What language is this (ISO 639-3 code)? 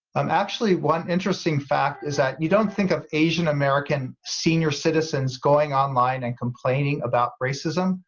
eng